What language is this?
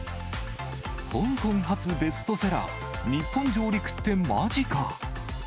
Japanese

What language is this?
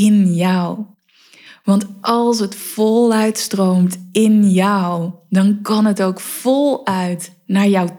Dutch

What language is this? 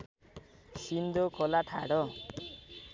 Nepali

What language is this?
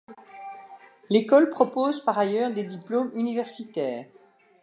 French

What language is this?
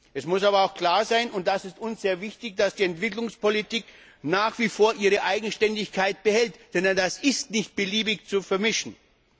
German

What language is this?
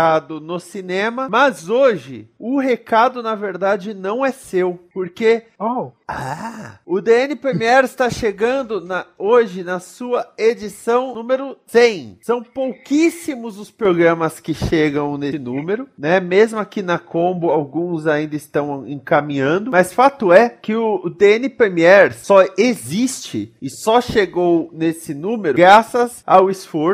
Portuguese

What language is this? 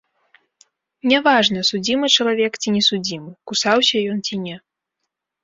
Belarusian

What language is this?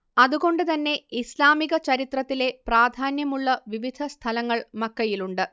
Malayalam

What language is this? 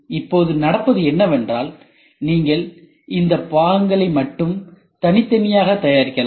Tamil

